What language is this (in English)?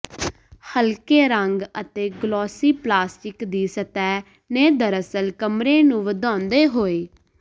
Punjabi